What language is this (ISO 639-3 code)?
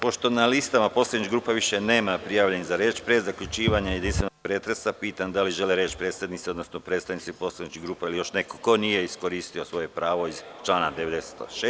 srp